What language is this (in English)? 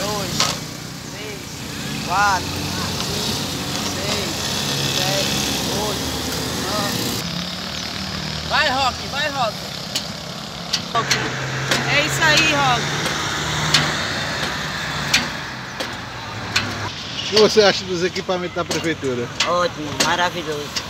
Portuguese